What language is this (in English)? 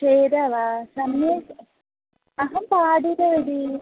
Sanskrit